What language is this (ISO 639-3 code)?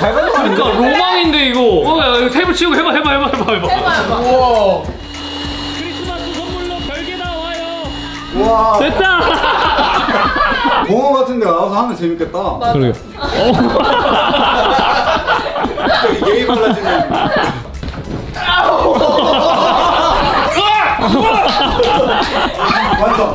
kor